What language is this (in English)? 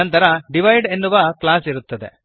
Kannada